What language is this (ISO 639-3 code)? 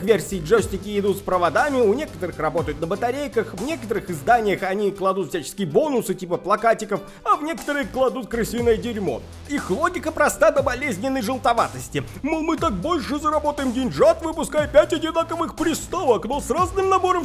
rus